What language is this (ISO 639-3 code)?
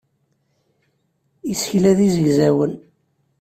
kab